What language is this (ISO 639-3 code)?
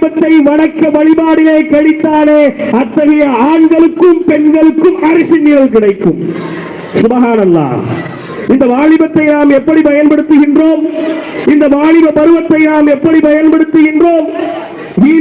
tam